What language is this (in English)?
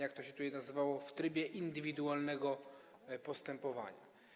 Polish